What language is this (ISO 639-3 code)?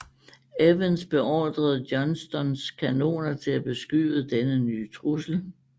dan